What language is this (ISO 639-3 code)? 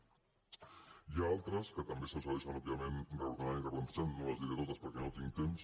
cat